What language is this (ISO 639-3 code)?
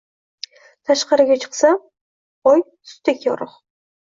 uzb